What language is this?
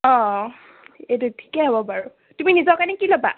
Assamese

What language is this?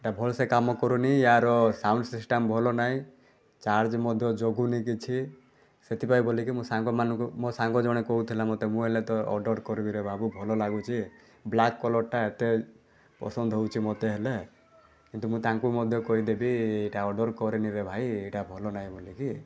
Odia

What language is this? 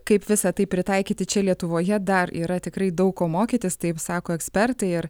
Lithuanian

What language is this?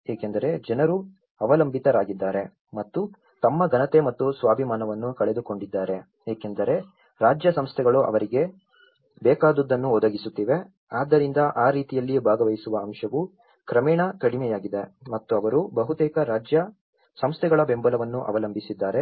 Kannada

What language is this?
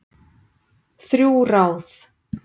Icelandic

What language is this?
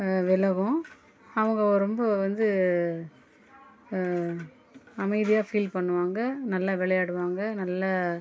Tamil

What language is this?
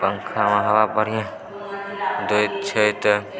Maithili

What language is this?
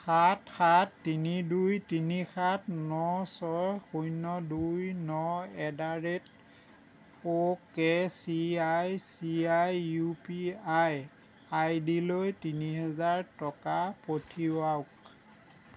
Assamese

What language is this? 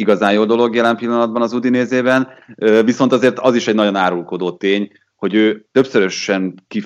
Hungarian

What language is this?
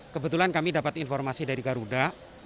Indonesian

